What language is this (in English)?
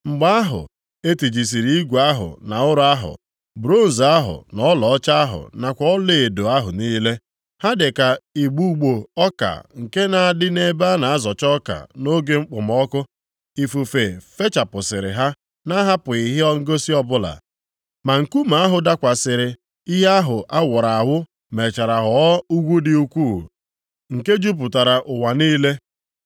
Igbo